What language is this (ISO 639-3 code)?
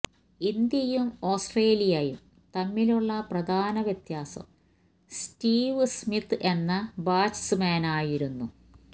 mal